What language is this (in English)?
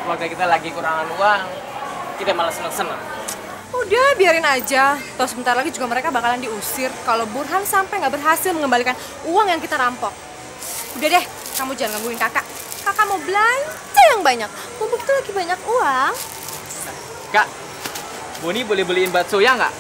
Indonesian